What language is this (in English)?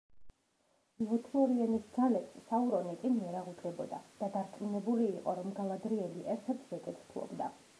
Georgian